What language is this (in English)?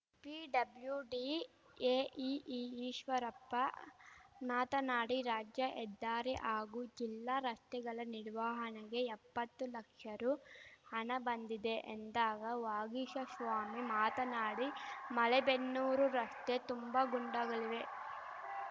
Kannada